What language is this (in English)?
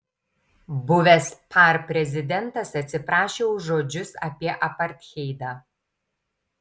Lithuanian